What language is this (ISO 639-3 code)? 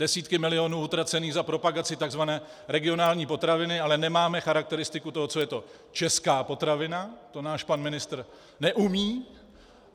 ces